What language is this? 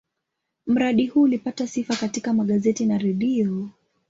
Swahili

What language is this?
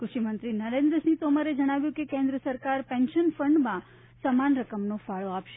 Gujarati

